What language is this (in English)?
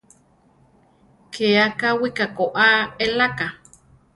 Central Tarahumara